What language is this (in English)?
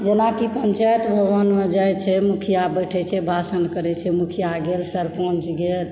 Maithili